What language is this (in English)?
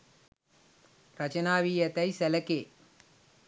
Sinhala